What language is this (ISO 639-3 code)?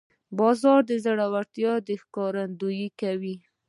pus